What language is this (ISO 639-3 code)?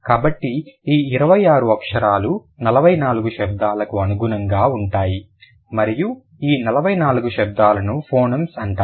tel